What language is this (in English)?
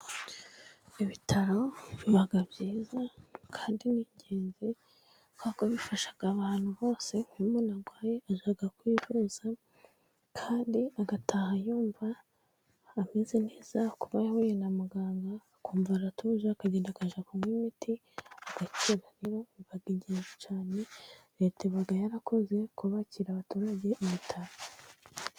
Kinyarwanda